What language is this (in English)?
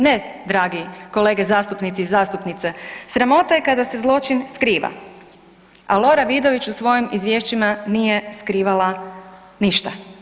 Croatian